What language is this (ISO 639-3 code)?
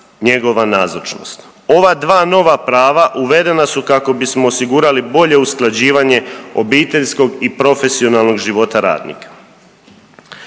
hrv